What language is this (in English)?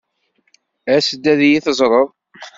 Kabyle